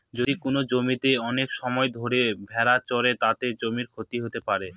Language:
Bangla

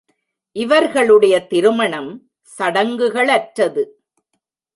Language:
Tamil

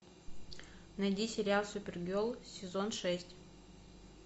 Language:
Russian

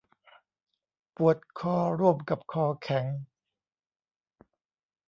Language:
Thai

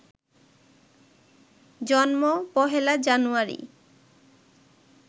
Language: Bangla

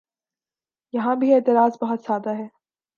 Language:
Urdu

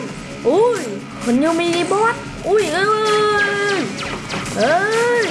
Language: Vietnamese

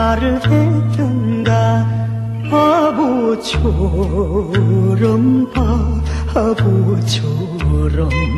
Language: Korean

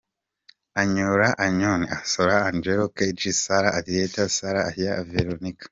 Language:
Kinyarwanda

